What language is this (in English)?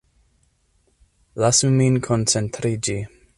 Esperanto